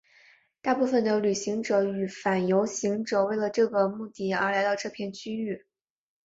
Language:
Chinese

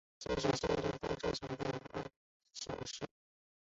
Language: Chinese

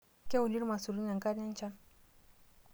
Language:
Masai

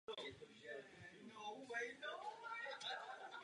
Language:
Czech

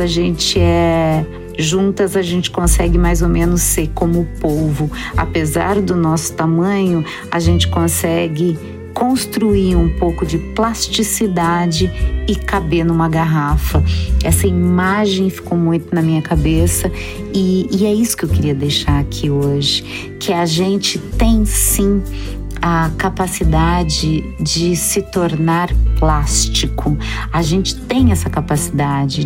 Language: Portuguese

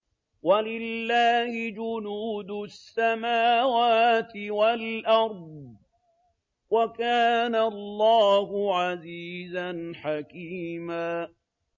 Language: Arabic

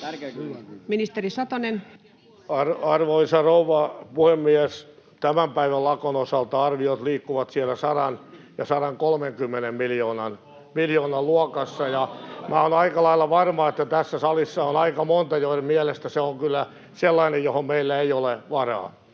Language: Finnish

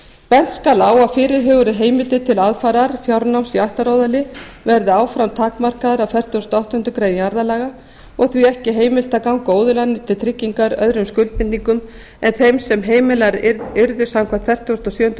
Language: Icelandic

